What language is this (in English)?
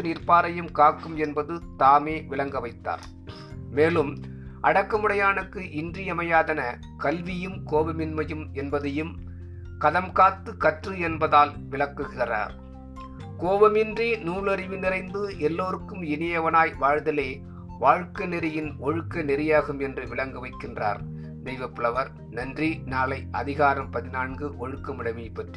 Tamil